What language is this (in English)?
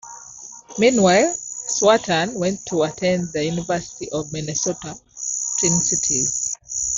English